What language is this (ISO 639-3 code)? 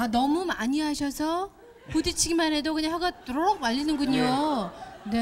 kor